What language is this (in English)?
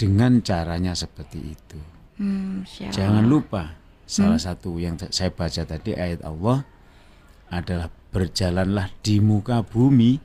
Indonesian